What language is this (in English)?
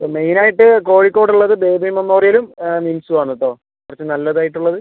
Malayalam